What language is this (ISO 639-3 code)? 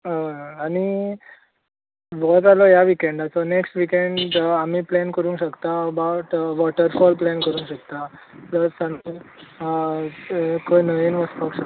kok